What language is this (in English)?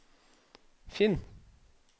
Norwegian